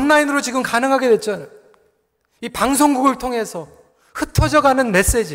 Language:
Korean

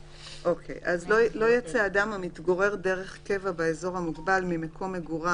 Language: Hebrew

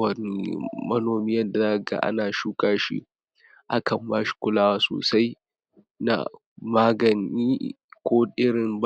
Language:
Hausa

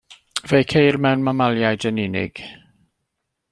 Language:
Welsh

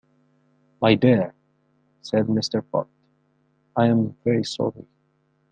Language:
English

